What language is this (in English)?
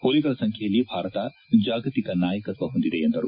Kannada